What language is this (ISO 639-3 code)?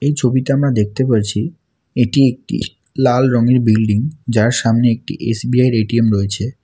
ben